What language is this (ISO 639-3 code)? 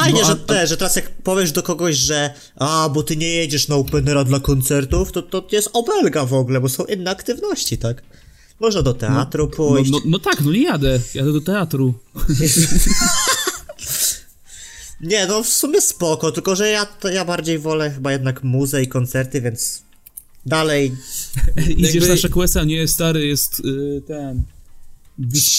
pol